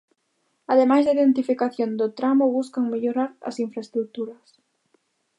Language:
Galician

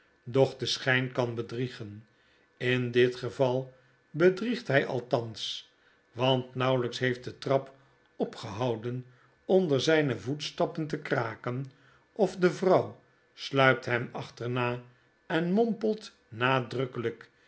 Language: Dutch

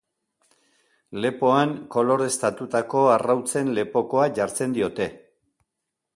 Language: Basque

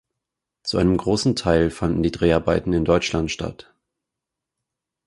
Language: German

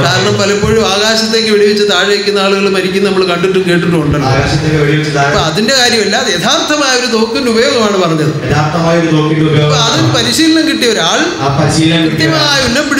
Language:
Arabic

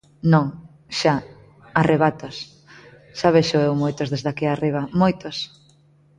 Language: Galician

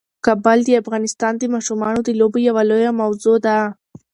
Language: Pashto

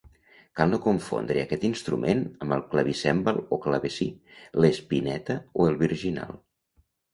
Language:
Catalan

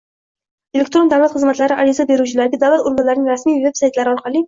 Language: Uzbek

